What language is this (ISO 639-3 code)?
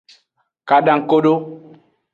ajg